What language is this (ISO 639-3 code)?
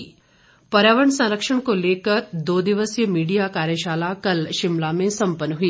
hin